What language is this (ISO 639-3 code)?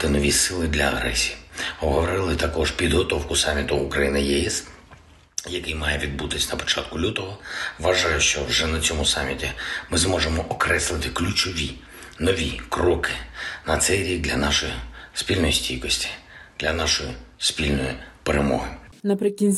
ukr